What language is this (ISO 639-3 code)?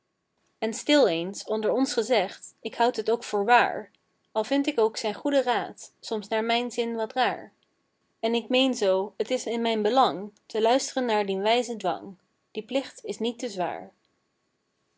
nld